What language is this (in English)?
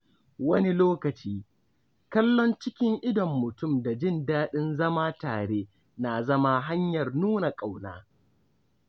Hausa